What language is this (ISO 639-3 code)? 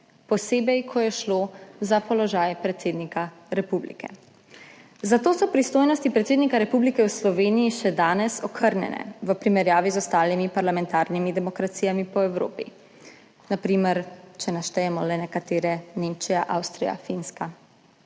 slv